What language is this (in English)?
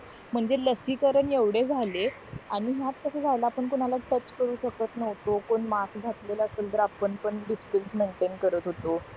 Marathi